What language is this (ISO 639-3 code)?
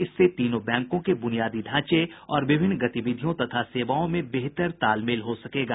hin